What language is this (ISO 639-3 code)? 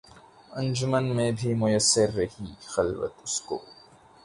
urd